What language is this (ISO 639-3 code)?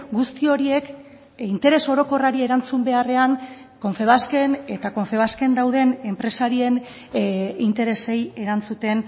eus